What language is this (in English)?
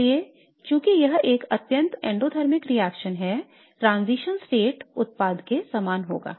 Hindi